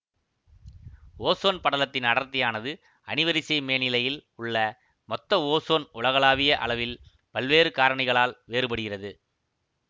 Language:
Tamil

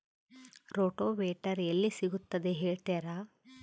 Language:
Kannada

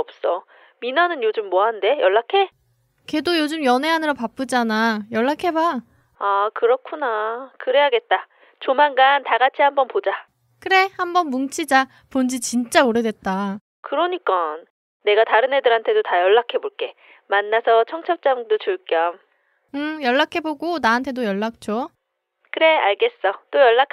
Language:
Korean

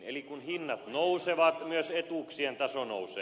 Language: Finnish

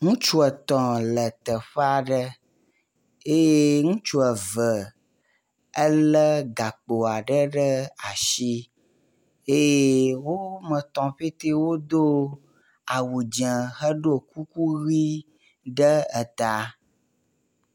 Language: Ewe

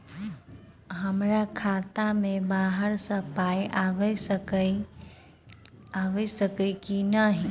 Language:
Maithili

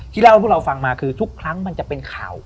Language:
Thai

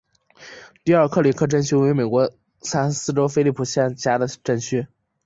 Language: Chinese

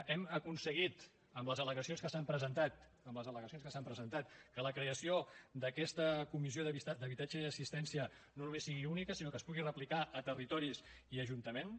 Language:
Catalan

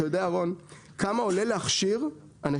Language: Hebrew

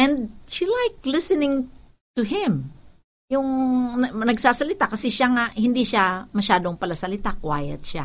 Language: Filipino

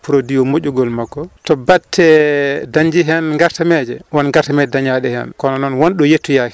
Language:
Fula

